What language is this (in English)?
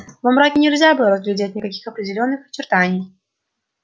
Russian